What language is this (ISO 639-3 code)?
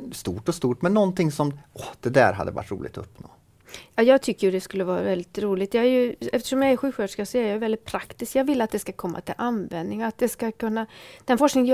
swe